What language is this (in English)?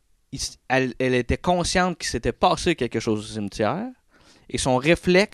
French